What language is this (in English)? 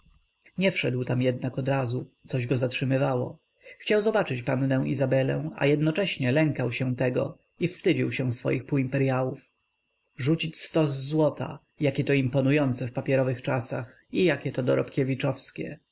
Polish